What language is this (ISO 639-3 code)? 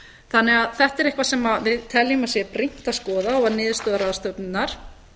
isl